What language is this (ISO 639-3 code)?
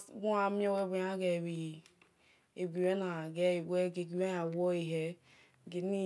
ish